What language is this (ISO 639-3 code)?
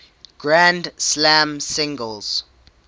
eng